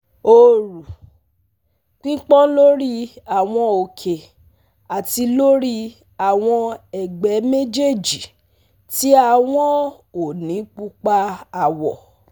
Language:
Yoruba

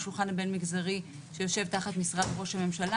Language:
Hebrew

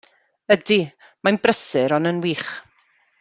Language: Welsh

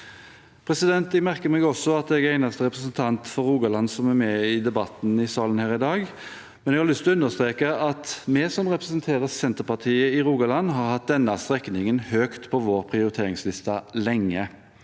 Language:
Norwegian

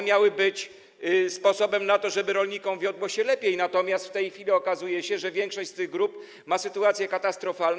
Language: Polish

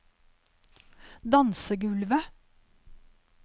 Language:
Norwegian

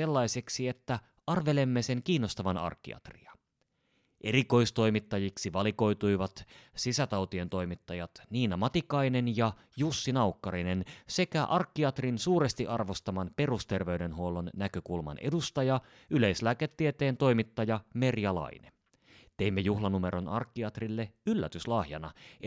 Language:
Finnish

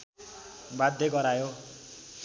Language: Nepali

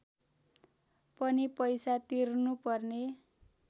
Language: Nepali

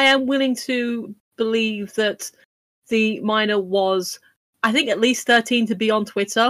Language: English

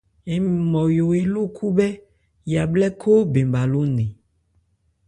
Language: Ebrié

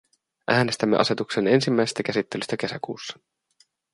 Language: Finnish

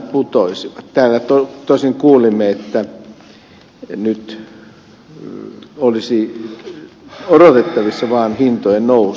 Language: Finnish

